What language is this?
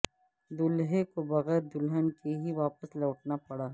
Urdu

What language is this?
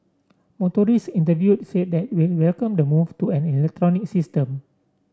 English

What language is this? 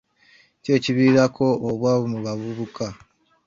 Ganda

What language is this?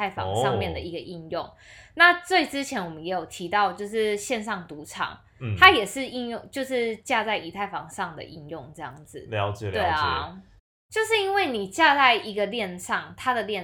Chinese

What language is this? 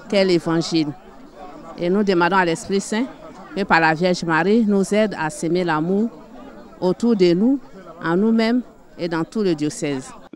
French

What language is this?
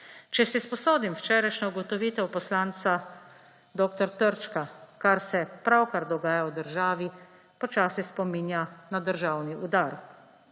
Slovenian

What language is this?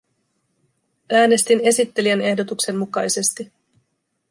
Finnish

